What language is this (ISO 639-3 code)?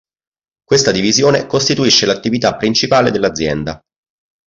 ita